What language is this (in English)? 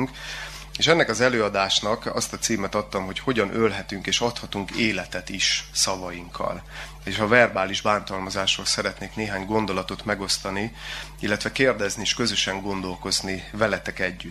Hungarian